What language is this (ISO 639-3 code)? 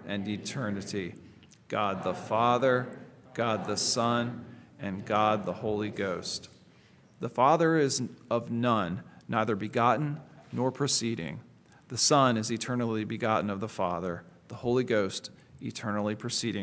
eng